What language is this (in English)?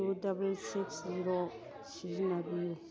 Manipuri